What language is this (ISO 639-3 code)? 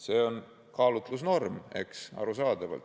est